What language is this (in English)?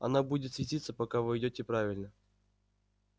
Russian